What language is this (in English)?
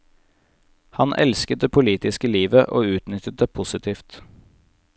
Norwegian